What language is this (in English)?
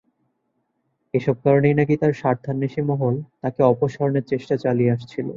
Bangla